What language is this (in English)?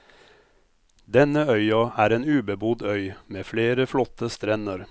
Norwegian